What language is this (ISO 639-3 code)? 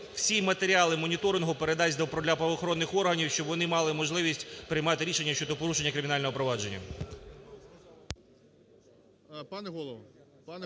ukr